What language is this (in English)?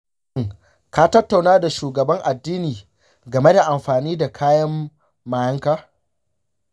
Hausa